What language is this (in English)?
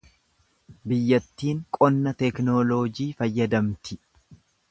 Oromo